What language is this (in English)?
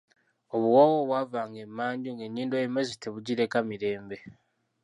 Ganda